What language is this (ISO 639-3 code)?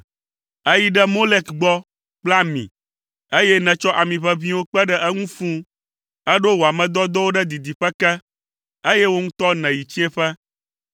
ewe